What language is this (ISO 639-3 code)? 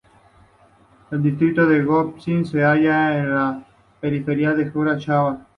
spa